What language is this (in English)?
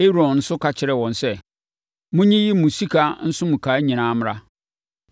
Akan